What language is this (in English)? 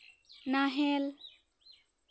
Santali